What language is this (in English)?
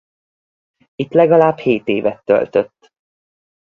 Hungarian